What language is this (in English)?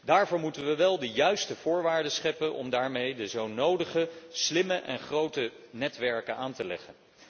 Dutch